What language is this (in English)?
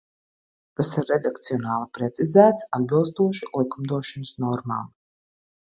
Latvian